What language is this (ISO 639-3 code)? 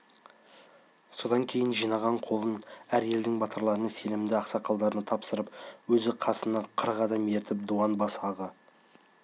kaz